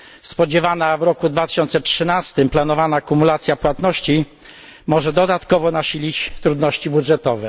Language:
Polish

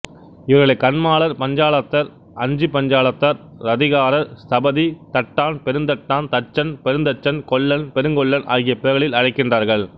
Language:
Tamil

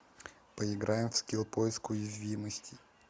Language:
Russian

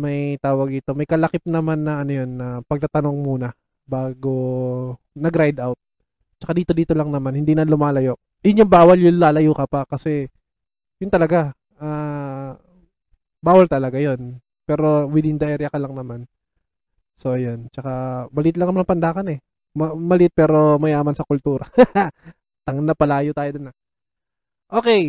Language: Filipino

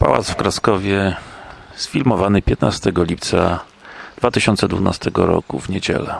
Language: Polish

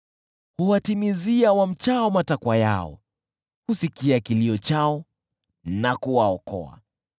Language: Swahili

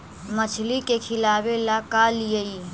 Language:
Magahi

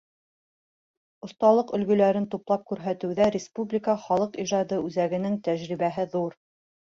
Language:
Bashkir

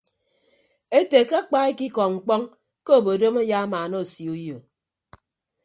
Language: Ibibio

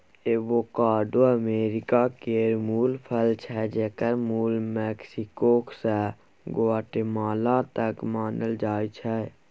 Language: Maithili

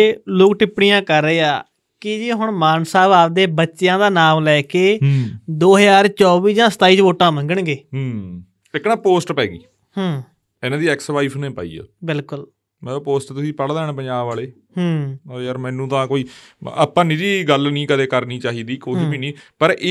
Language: Punjabi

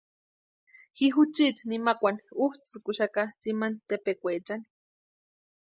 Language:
Western Highland Purepecha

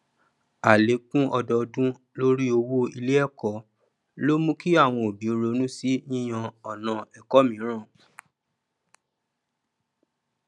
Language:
Yoruba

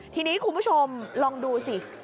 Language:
Thai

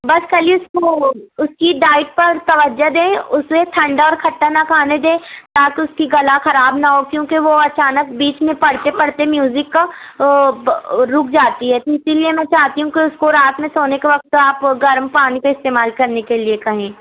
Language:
Urdu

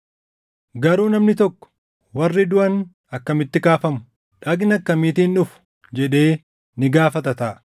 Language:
Oromo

